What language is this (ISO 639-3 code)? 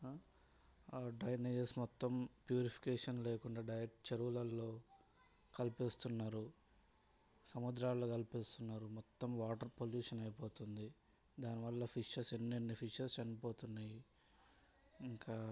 tel